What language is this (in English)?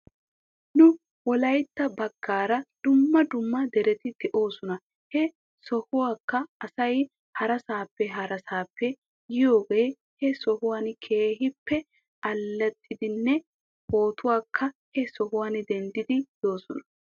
Wolaytta